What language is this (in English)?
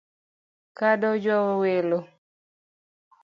Luo (Kenya and Tanzania)